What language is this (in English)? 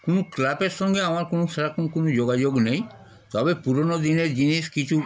Bangla